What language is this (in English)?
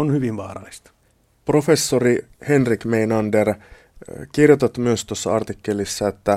Finnish